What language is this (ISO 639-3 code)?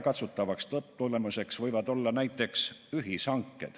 est